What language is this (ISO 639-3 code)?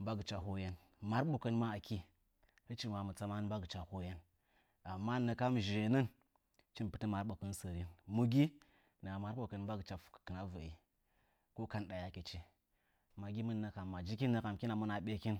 nja